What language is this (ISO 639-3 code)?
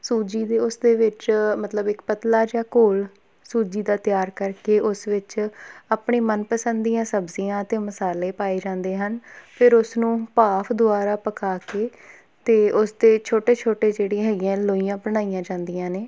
pan